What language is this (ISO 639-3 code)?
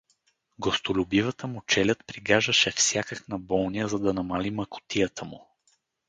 bul